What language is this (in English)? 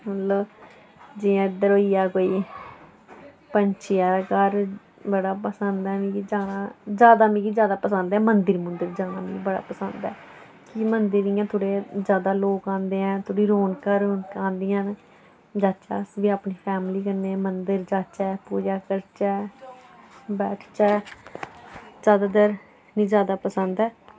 Dogri